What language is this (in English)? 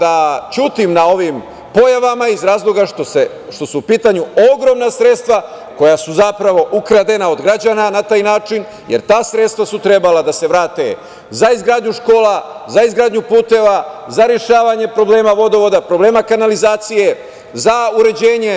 Serbian